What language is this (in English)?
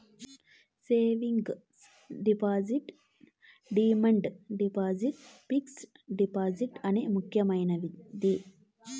Telugu